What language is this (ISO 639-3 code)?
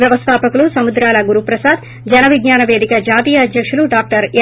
tel